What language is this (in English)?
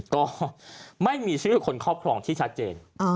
Thai